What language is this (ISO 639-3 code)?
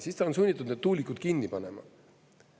est